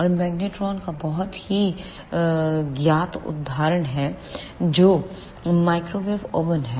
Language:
Hindi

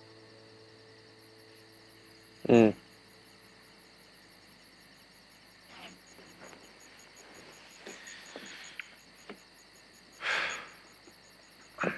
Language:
Thai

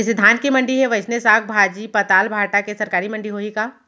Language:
Chhattisgarhi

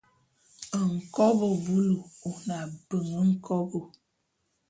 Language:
Bulu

